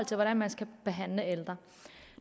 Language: Danish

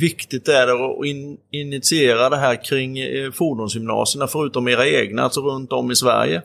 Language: Swedish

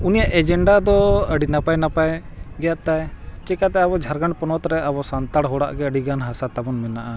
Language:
Santali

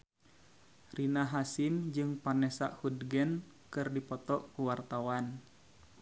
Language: Sundanese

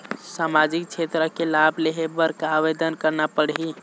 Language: Chhattisgarhi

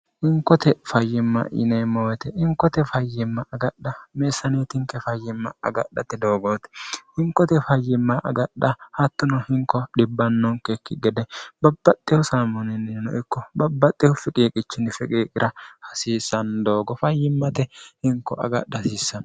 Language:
Sidamo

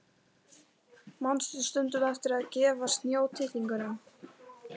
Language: Icelandic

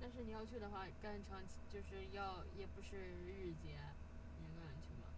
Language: Chinese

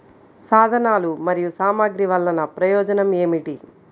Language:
Telugu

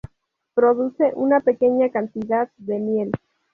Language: Spanish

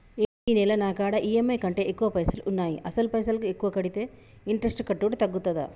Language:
Telugu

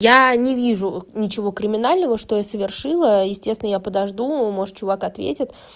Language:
Russian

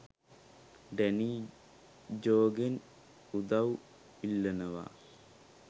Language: Sinhala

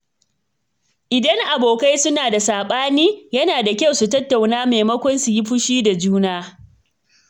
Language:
Hausa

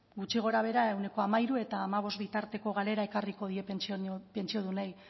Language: Basque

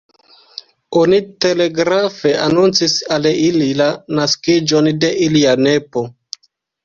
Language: Esperanto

